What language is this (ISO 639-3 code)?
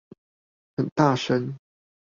zho